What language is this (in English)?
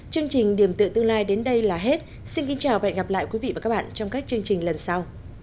Vietnamese